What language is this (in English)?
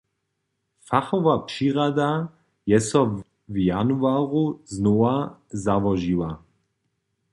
Upper Sorbian